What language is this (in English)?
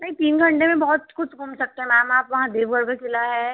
Hindi